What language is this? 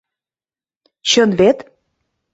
Mari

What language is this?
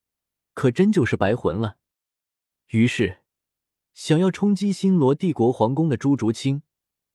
Chinese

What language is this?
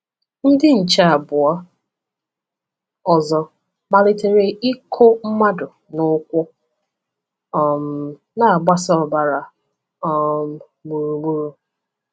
Igbo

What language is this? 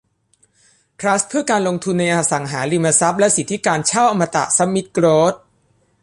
Thai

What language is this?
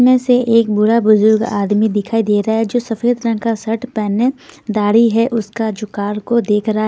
Hindi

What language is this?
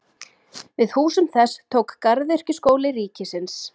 Icelandic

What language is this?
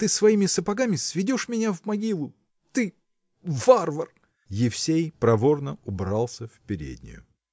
Russian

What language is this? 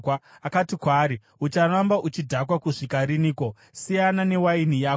Shona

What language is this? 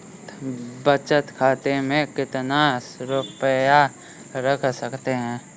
Hindi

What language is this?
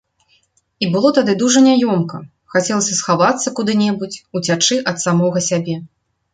Belarusian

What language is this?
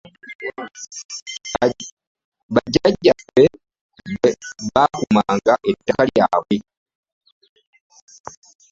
Ganda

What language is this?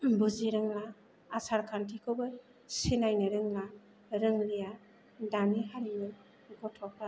Bodo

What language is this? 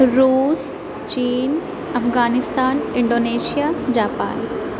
Urdu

